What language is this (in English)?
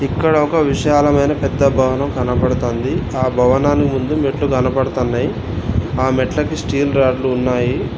Telugu